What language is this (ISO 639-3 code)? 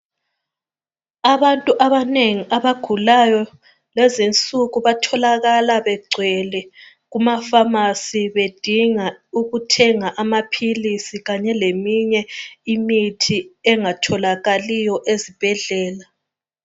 nde